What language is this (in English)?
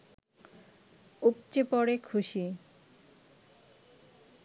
Bangla